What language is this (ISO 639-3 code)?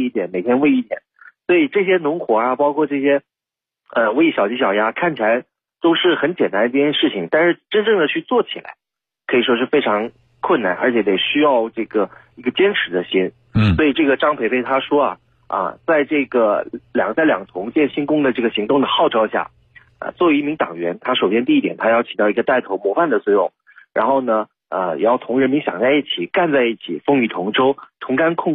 zho